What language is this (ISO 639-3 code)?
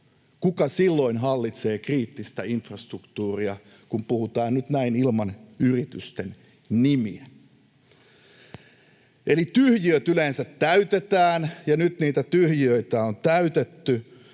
fin